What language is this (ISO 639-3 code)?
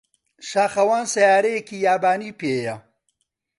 ckb